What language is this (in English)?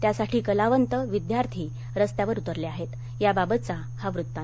Marathi